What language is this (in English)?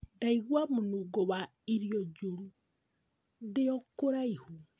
Kikuyu